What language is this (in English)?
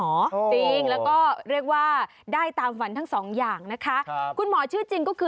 Thai